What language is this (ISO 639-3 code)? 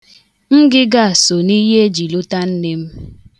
ibo